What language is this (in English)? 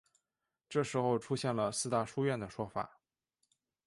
Chinese